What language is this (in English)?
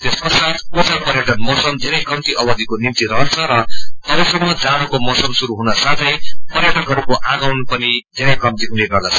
Nepali